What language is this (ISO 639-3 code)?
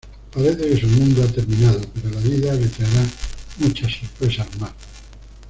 spa